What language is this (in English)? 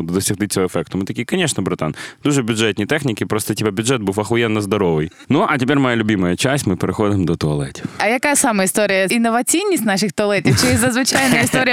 Ukrainian